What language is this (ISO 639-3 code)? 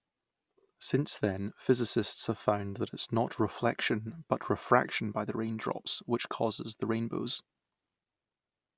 eng